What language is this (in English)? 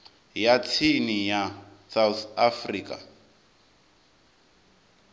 Venda